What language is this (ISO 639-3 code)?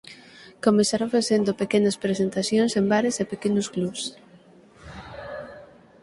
glg